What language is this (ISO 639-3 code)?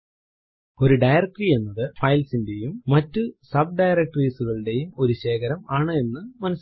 mal